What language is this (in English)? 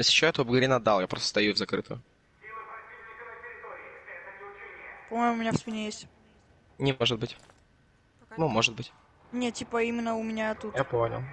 Russian